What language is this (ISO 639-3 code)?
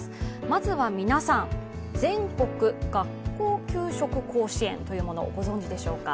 jpn